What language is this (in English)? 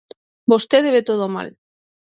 Galician